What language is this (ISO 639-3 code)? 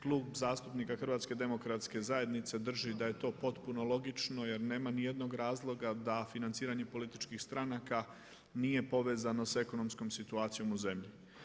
hrv